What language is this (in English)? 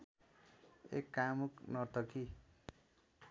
Nepali